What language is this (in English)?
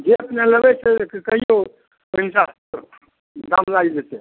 Maithili